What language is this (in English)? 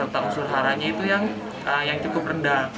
Indonesian